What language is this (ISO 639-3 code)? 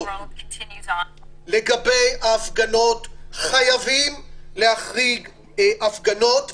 heb